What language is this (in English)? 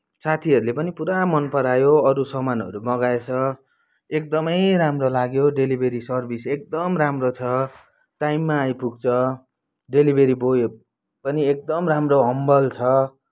Nepali